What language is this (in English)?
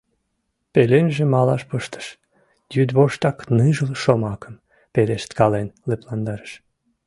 Mari